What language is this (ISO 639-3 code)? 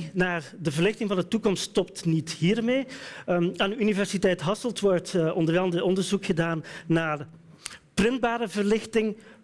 nld